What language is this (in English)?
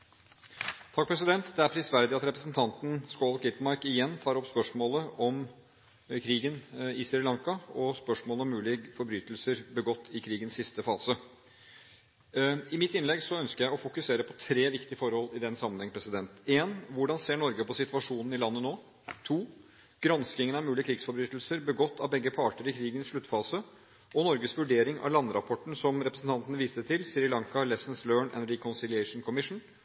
Norwegian Bokmål